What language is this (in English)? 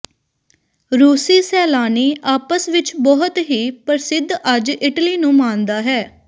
Punjabi